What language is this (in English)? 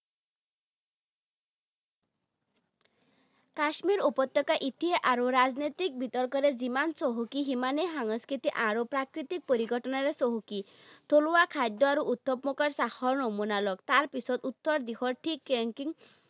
Assamese